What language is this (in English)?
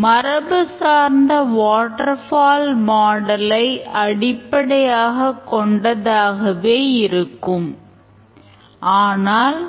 Tamil